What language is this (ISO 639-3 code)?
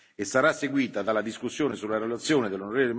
ita